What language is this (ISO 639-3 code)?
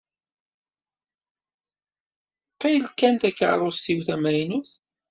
kab